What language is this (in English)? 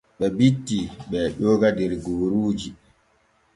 Borgu Fulfulde